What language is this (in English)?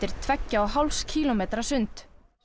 Icelandic